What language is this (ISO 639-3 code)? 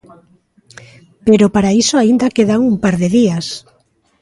glg